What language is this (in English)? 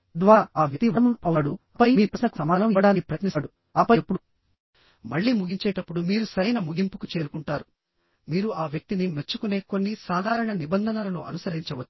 Telugu